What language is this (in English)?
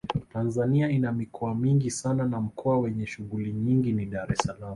Swahili